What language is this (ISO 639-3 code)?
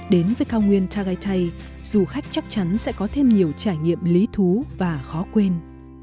vie